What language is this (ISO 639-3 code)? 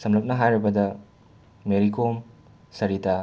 mni